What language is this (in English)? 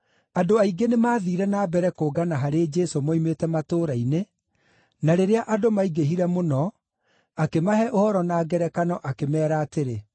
Kikuyu